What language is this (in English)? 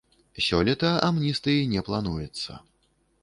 Belarusian